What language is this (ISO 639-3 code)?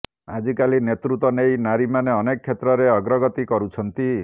ori